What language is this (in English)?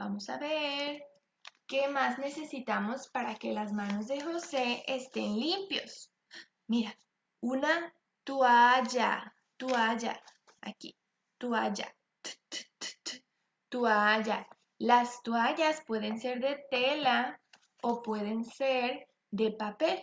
Spanish